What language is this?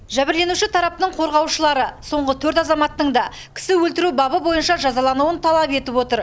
Kazakh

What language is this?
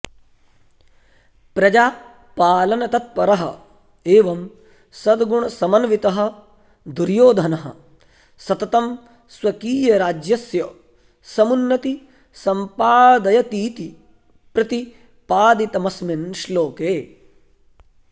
Sanskrit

